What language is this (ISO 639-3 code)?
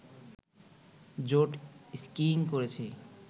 ben